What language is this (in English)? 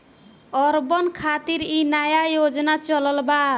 Bhojpuri